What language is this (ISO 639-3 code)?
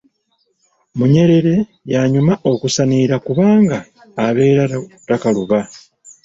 lug